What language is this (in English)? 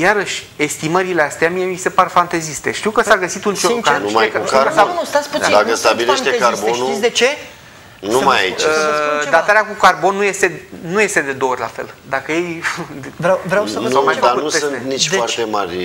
Romanian